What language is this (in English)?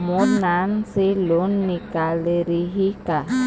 Chhattisgarhi